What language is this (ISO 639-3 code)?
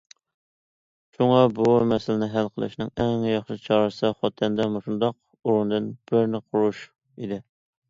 uig